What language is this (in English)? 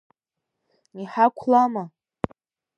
Abkhazian